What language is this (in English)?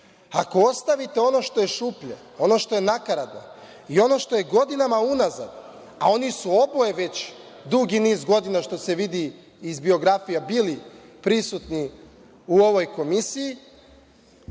Serbian